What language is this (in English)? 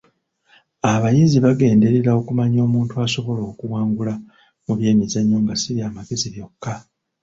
Ganda